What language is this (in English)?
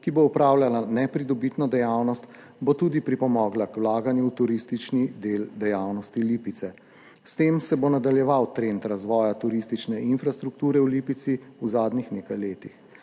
Slovenian